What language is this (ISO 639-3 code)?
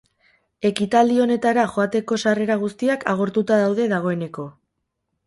eus